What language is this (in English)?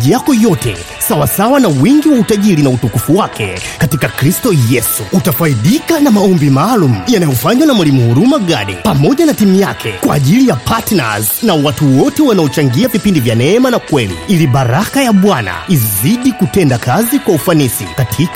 Swahili